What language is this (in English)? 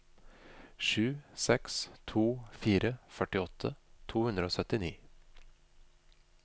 Norwegian